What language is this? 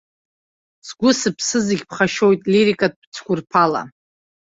Abkhazian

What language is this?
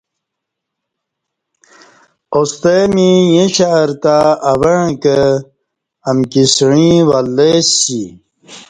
Kati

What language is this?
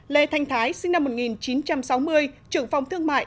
Vietnamese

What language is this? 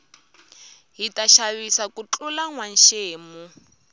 Tsonga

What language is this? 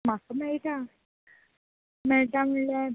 Konkani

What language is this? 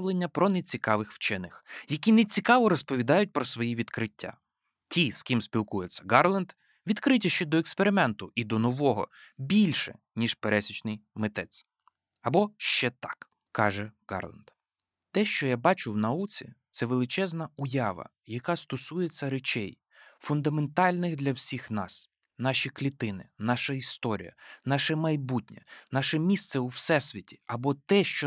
Ukrainian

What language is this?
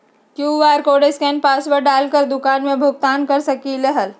Magahi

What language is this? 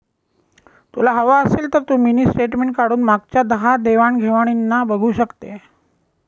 Marathi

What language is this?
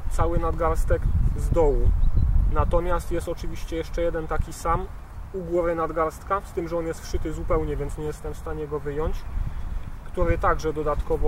Polish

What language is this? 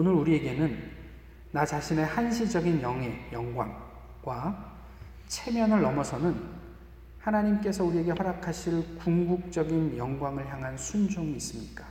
Korean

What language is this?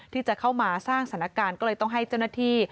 Thai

